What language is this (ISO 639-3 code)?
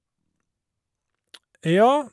nor